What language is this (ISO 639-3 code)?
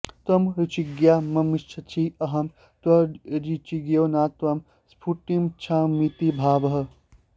san